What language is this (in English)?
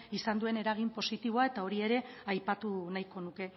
Basque